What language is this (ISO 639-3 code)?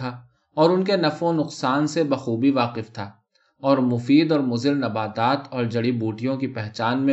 urd